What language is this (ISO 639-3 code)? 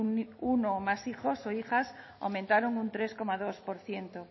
spa